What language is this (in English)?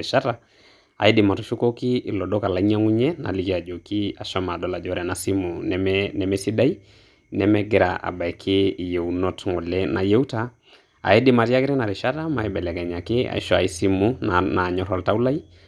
Masai